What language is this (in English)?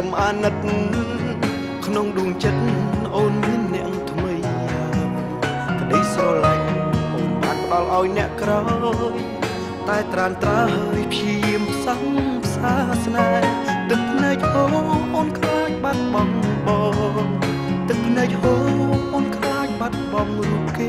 Thai